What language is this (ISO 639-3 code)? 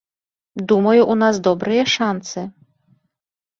bel